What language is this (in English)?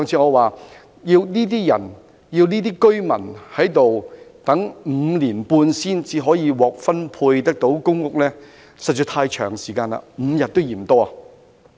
Cantonese